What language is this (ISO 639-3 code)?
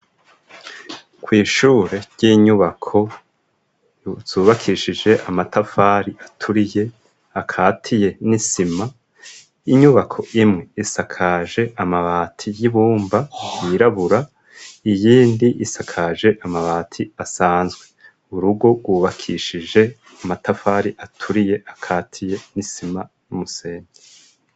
run